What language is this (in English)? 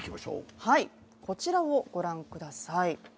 Japanese